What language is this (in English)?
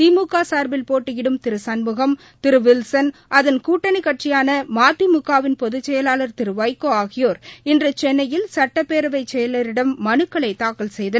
Tamil